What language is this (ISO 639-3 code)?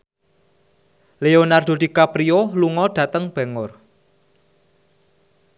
jav